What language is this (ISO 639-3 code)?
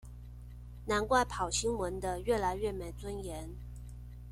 zho